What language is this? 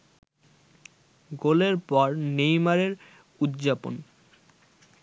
Bangla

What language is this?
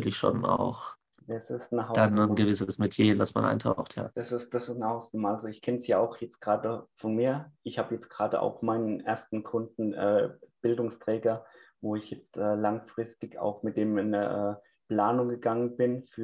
German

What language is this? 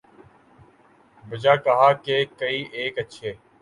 Urdu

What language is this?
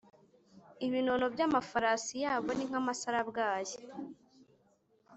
Kinyarwanda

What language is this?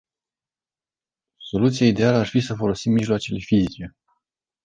Romanian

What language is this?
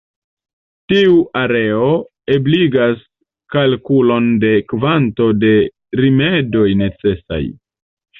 Esperanto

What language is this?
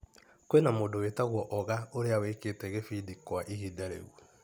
Kikuyu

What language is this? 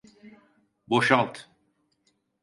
Turkish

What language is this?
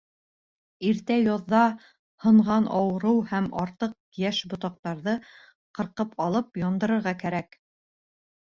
Bashkir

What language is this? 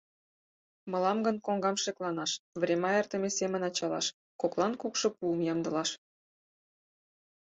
Mari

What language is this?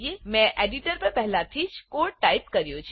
Gujarati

